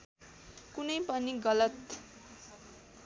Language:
Nepali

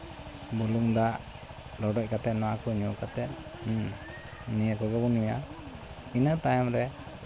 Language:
Santali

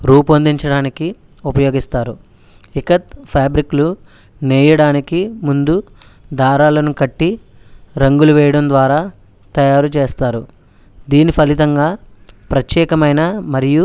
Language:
Telugu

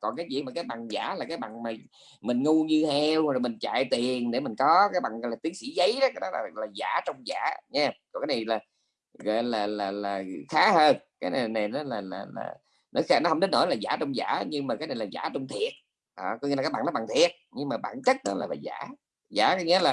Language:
Vietnamese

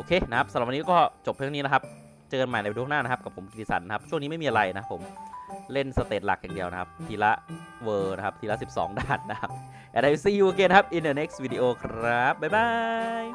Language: Thai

